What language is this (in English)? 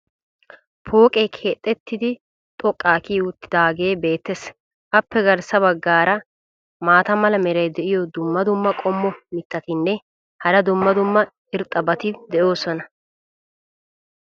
Wolaytta